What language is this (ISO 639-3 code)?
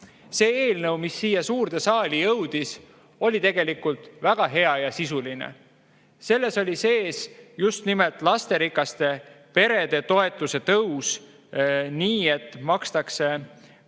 est